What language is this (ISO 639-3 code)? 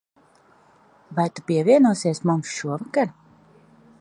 lav